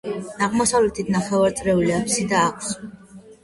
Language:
Georgian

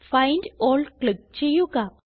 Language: Malayalam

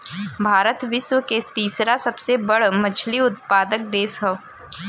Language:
Bhojpuri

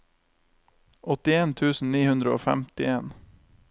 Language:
Norwegian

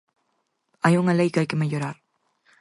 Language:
Galician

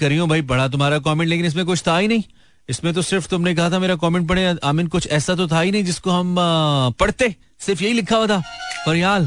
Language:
Hindi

